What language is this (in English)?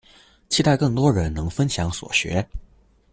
Chinese